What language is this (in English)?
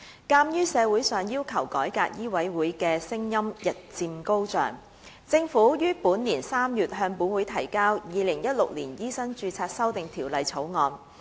Cantonese